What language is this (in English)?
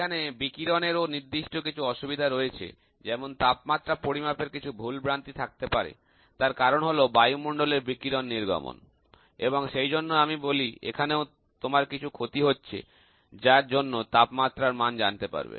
Bangla